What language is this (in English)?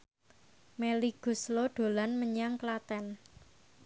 Javanese